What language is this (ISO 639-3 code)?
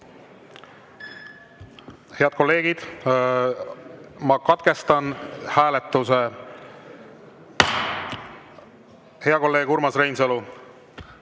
est